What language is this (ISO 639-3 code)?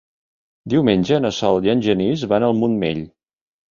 cat